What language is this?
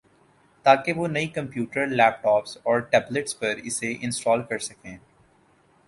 Urdu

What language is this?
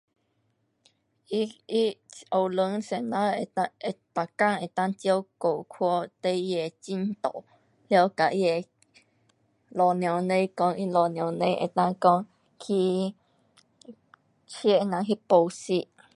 Pu-Xian Chinese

